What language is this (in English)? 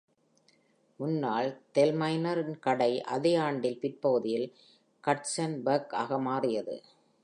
Tamil